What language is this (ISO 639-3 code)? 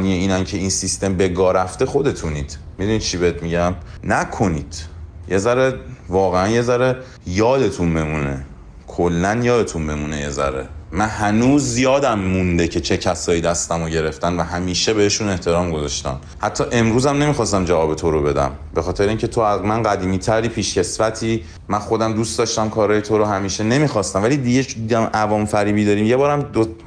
fas